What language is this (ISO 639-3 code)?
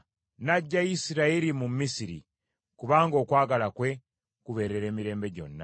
lug